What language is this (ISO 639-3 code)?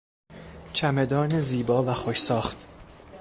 fas